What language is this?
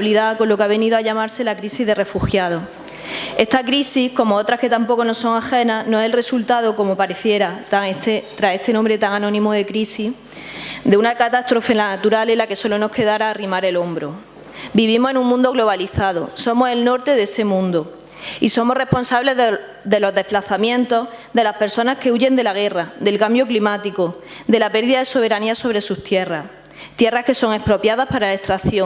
Spanish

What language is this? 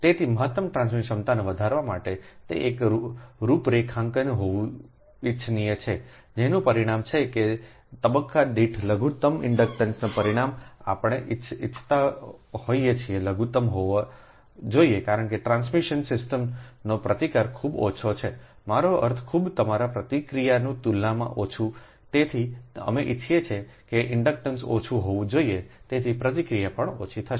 Gujarati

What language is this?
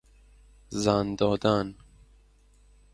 Persian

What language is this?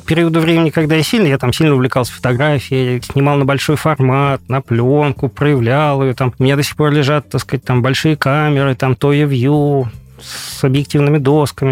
Russian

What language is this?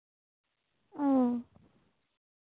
Santali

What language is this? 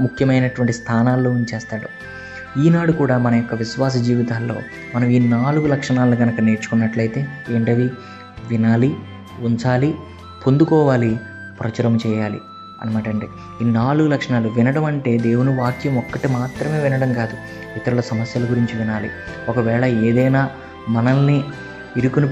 Telugu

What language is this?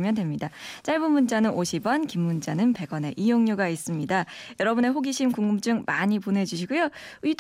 Korean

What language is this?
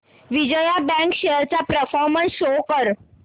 Marathi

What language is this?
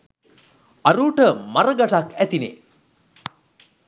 Sinhala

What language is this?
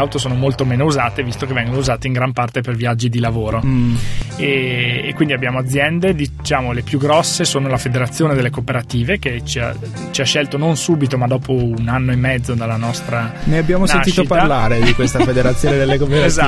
Italian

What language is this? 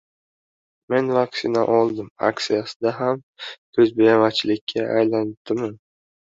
Uzbek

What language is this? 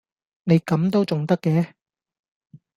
Cantonese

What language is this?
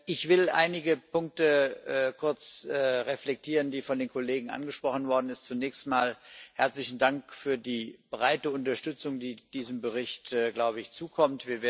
German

